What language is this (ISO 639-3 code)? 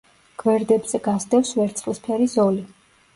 kat